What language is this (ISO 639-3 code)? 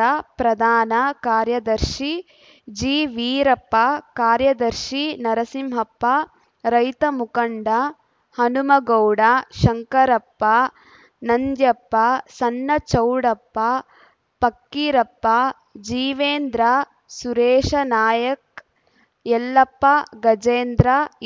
kan